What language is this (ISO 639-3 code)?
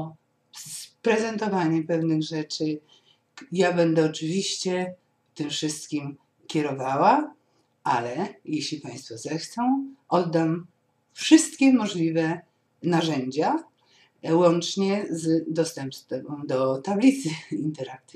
pol